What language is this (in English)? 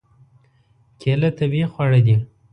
Pashto